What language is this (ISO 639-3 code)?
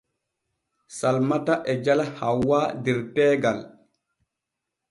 fue